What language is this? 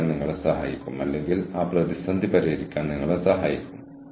Malayalam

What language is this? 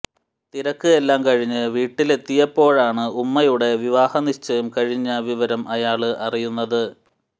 Malayalam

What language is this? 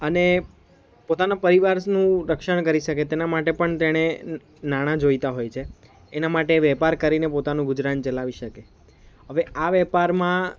Gujarati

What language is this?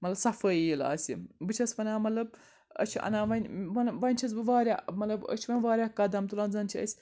Kashmiri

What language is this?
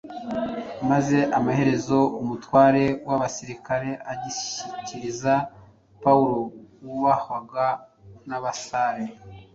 Kinyarwanda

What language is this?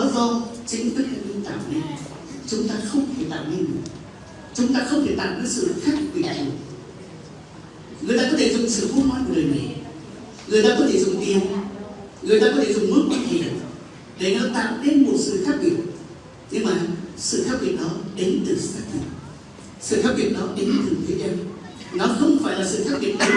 Vietnamese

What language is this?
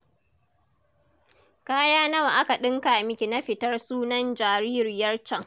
Hausa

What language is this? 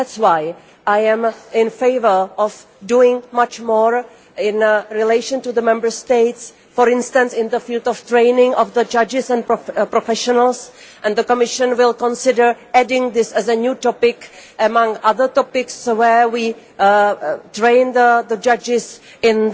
English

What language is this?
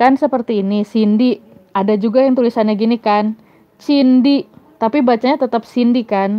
Indonesian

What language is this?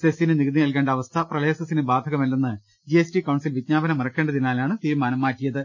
Malayalam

